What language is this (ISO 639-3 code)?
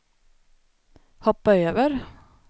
swe